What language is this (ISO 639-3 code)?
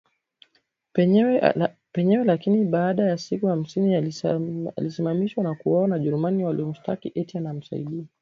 swa